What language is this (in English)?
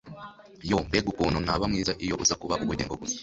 Kinyarwanda